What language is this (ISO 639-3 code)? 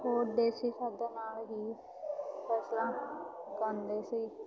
pan